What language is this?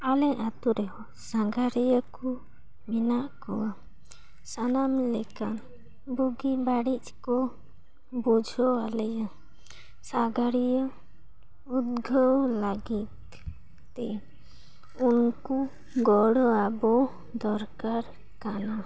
Santali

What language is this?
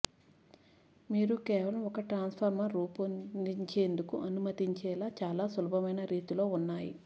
Telugu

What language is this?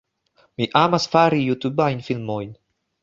Esperanto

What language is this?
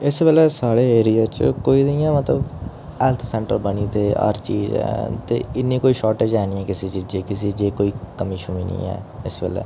Dogri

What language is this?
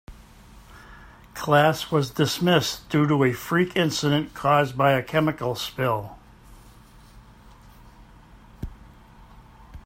English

